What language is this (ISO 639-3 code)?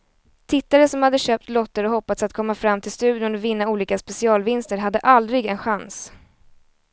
swe